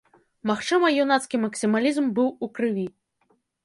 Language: Belarusian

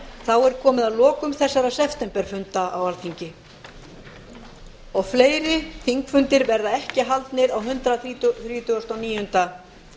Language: Icelandic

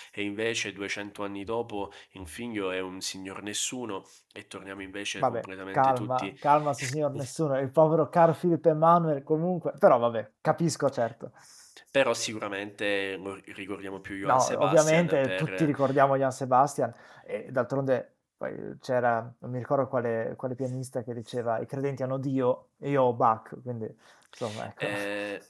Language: Italian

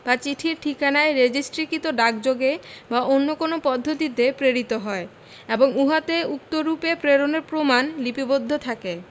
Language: Bangla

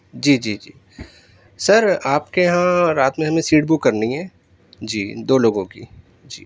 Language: Urdu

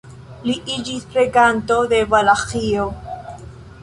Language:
Esperanto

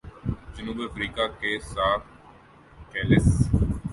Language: Urdu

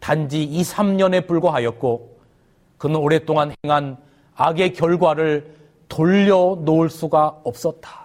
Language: Korean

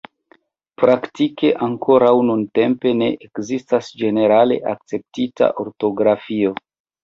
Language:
Esperanto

